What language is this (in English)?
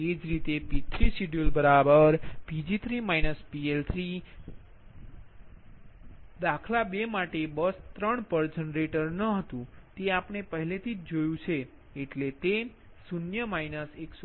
Gujarati